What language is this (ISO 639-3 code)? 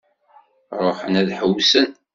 kab